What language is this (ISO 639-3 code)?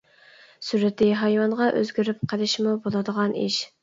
uig